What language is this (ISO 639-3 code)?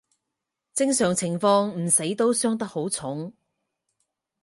yue